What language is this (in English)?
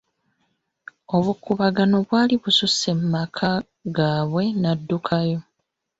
Ganda